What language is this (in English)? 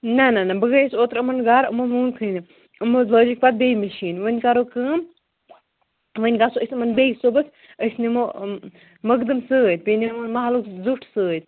Kashmiri